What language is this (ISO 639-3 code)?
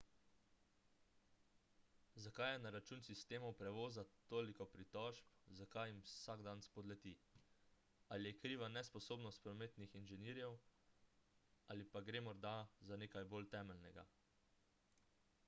slv